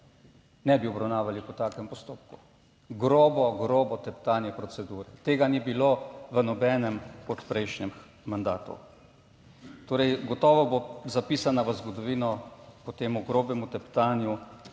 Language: Slovenian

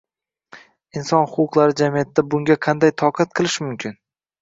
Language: Uzbek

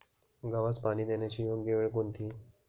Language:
Marathi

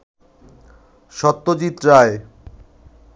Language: Bangla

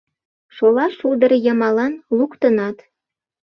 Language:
Mari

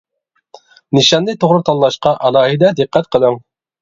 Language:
Uyghur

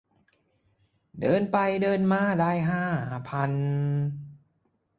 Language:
Thai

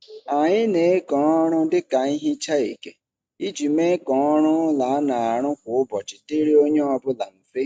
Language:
Igbo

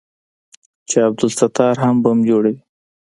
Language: Pashto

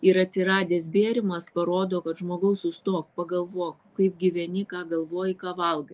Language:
Lithuanian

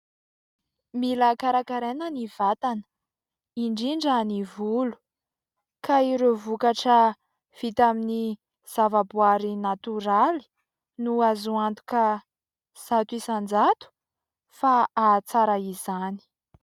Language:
Malagasy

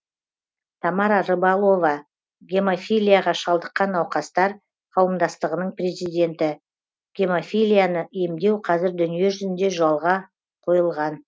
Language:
Kazakh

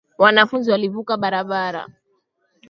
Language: Swahili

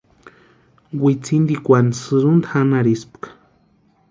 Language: Western Highland Purepecha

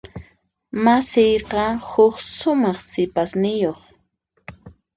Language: Puno Quechua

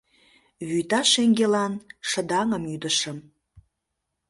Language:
Mari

